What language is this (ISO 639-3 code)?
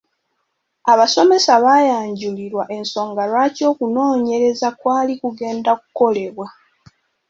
lug